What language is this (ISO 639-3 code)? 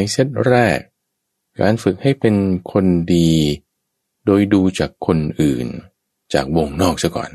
tha